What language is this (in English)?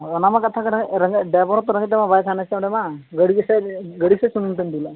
Santali